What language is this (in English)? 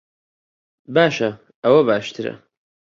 Central Kurdish